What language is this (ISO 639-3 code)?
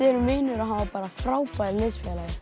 isl